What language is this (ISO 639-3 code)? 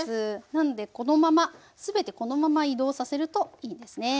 jpn